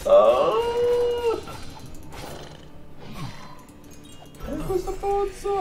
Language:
Italian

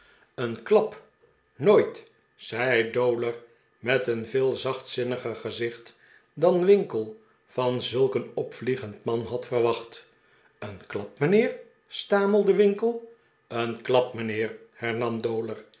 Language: Dutch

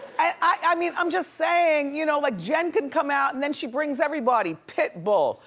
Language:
English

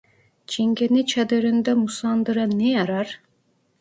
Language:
Turkish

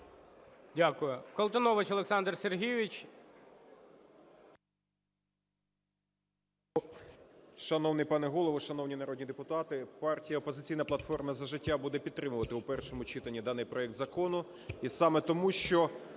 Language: Ukrainian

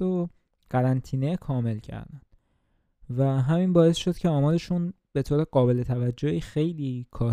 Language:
Persian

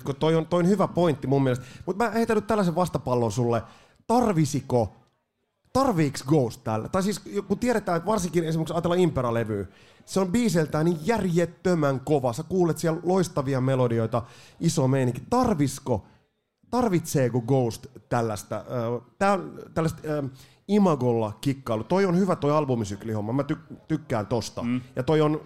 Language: Finnish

